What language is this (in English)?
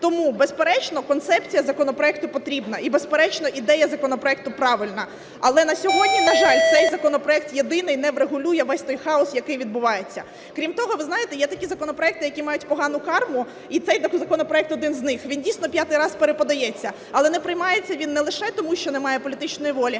Ukrainian